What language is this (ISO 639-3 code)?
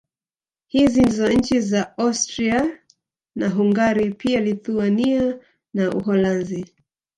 swa